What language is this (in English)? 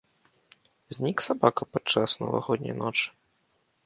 Belarusian